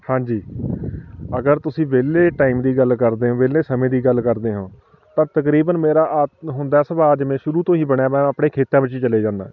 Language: Punjabi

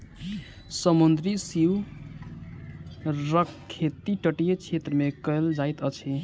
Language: Maithili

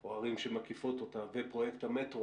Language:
Hebrew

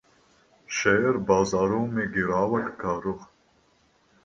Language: Hindi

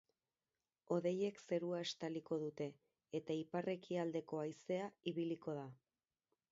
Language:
Basque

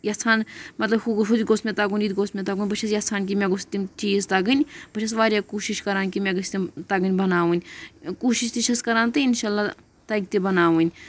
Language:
Kashmiri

